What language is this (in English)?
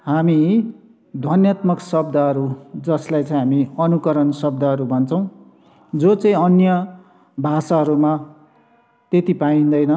Nepali